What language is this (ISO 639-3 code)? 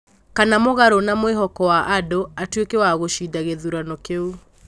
kik